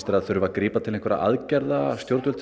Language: Icelandic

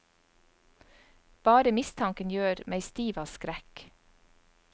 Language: Norwegian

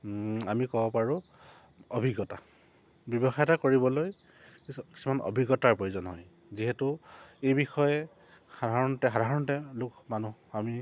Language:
Assamese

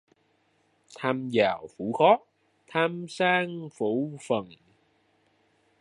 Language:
Vietnamese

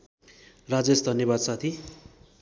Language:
Nepali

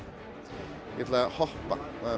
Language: Icelandic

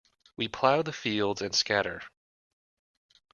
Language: English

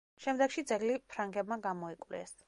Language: Georgian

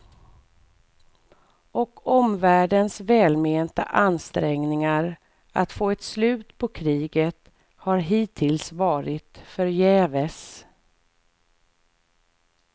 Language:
Swedish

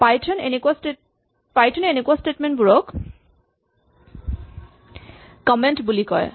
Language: Assamese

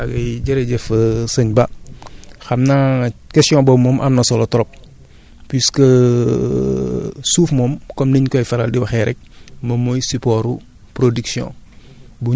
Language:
Wolof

